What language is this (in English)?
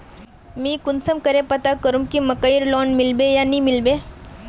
Magahi